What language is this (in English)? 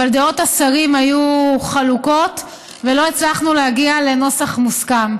Hebrew